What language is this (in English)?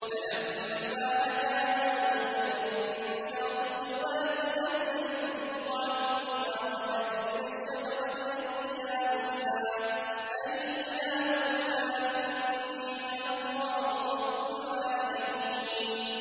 Arabic